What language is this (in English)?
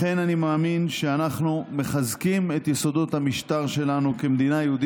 Hebrew